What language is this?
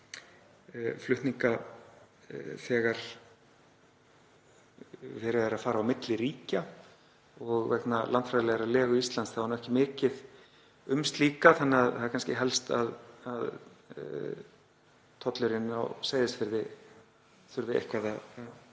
Icelandic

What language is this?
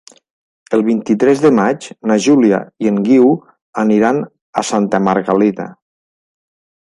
Catalan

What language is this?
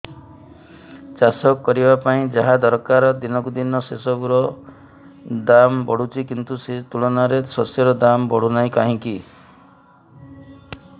Odia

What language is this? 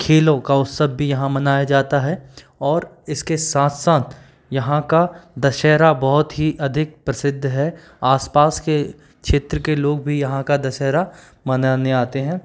Hindi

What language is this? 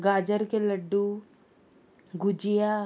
Konkani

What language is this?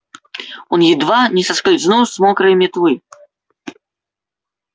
Russian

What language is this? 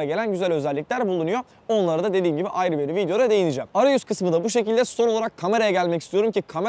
Turkish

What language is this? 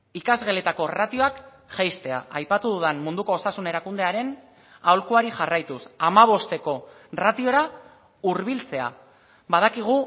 Basque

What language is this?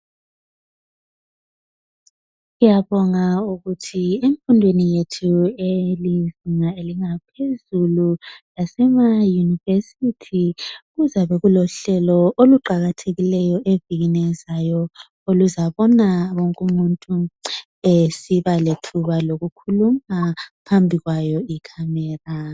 North Ndebele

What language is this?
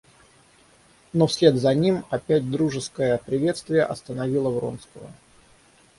Russian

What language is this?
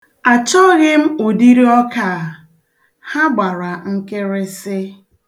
Igbo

